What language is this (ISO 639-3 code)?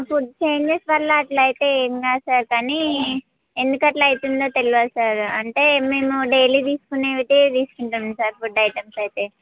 tel